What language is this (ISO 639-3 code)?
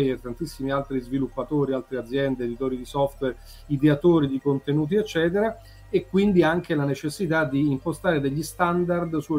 ita